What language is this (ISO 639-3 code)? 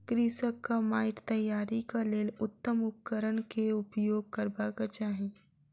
mai